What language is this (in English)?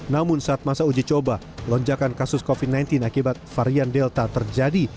Indonesian